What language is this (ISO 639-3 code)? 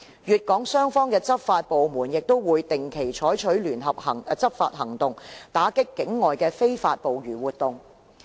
yue